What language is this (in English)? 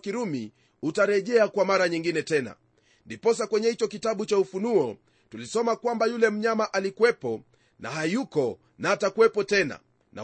Swahili